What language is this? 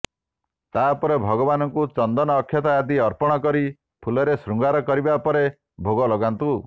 Odia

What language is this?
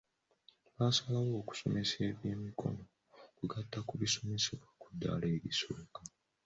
Ganda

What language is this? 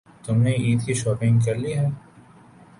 Urdu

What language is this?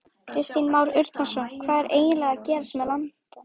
Icelandic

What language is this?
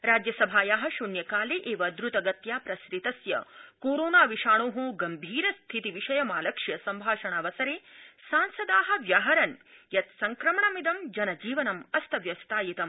Sanskrit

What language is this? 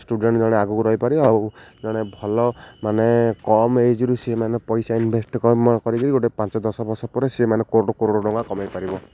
Odia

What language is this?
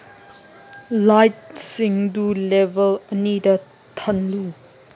Manipuri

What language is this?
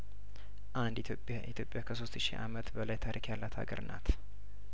Amharic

